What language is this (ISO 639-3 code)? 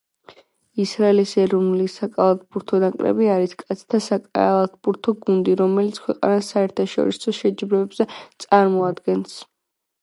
kat